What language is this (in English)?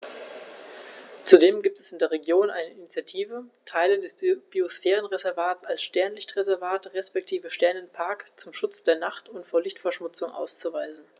German